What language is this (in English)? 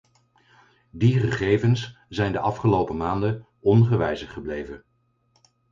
Dutch